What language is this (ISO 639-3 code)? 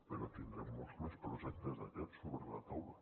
cat